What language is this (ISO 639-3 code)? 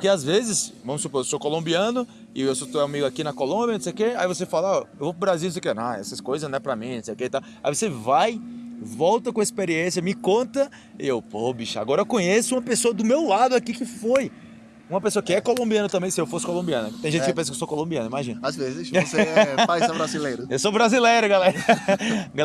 por